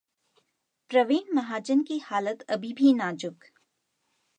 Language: Hindi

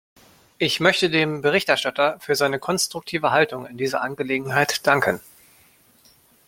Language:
German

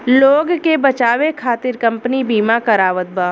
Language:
Bhojpuri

